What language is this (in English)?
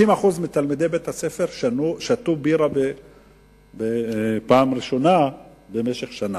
Hebrew